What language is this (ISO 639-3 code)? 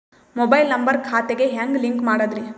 kan